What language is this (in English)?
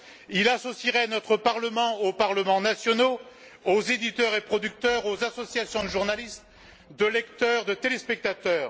French